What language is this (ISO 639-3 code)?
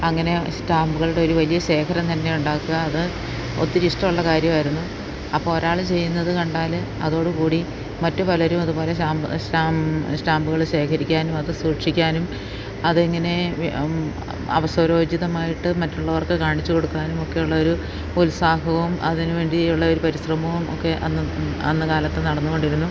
mal